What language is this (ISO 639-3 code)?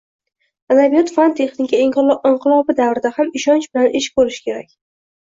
uzb